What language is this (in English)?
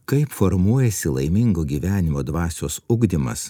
Lithuanian